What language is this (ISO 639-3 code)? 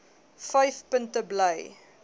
afr